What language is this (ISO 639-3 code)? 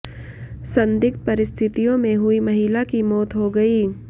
hin